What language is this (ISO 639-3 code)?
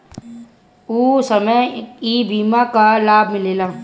bho